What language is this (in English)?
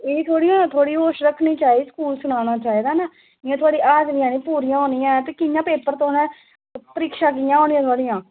Dogri